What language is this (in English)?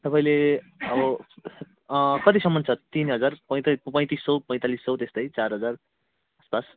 Nepali